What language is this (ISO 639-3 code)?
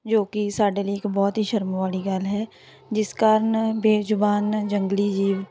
pan